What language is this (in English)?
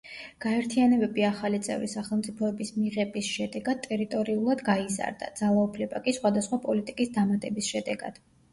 Georgian